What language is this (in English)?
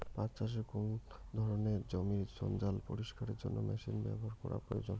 Bangla